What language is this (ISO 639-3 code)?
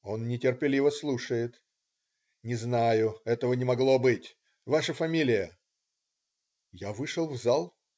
rus